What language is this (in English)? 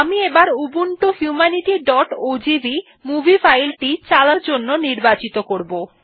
Bangla